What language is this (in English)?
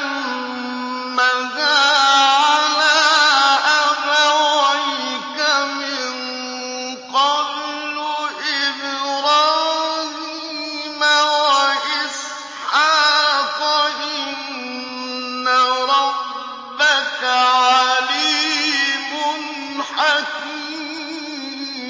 Arabic